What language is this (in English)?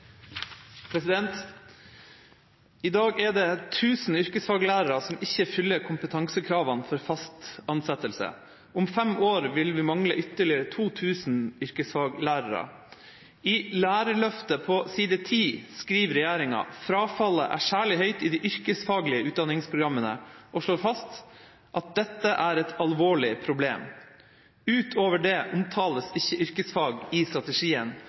Norwegian Bokmål